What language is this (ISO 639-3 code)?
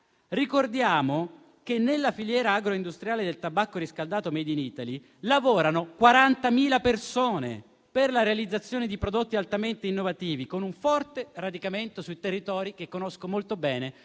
ita